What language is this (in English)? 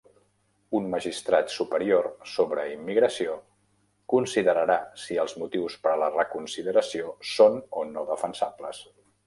Catalan